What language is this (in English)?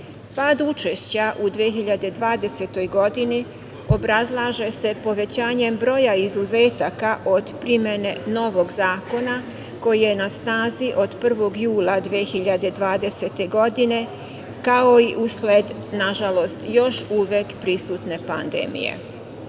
Serbian